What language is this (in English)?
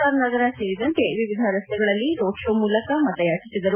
Kannada